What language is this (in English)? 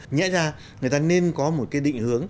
Vietnamese